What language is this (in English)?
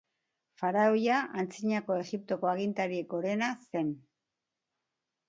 Basque